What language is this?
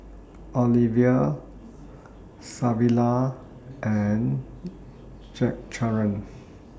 English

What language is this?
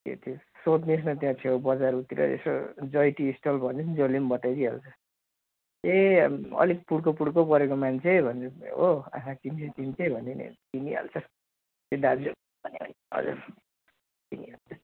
Nepali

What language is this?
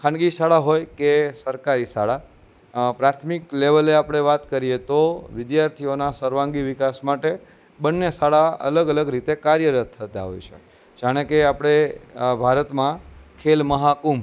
Gujarati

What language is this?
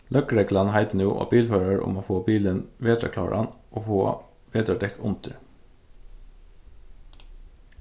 Faroese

